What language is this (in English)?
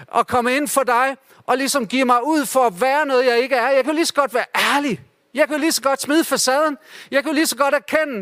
Danish